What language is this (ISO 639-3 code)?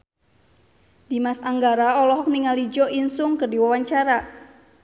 sun